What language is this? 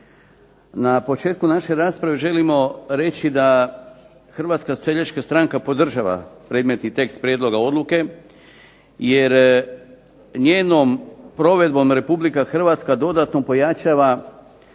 Croatian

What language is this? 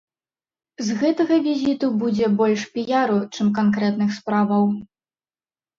Belarusian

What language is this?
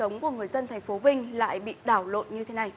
Vietnamese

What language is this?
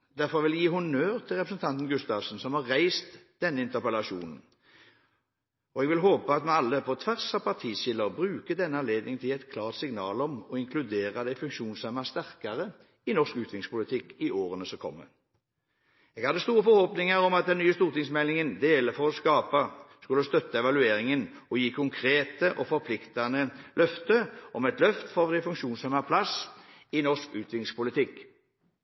Norwegian Bokmål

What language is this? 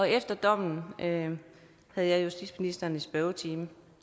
Danish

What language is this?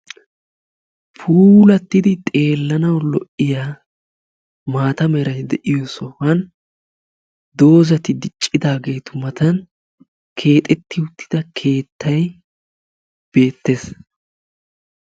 Wolaytta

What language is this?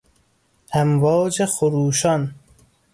Persian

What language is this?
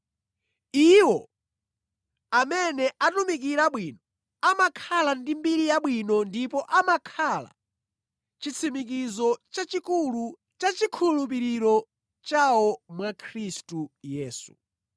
Nyanja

